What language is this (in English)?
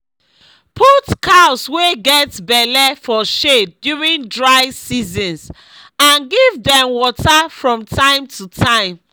Nigerian Pidgin